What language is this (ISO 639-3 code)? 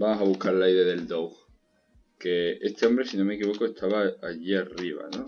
spa